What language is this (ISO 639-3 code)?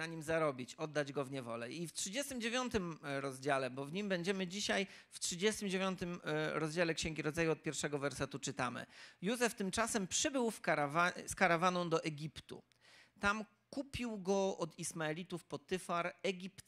pol